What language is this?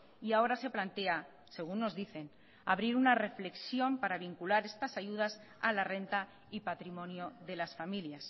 Spanish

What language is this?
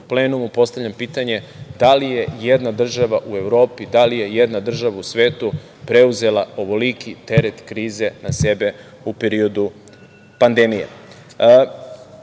Serbian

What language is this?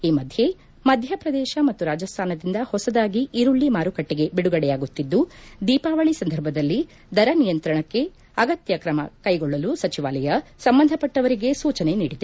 Kannada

